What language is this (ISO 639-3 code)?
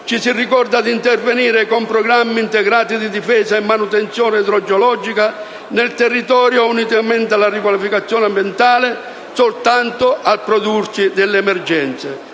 ita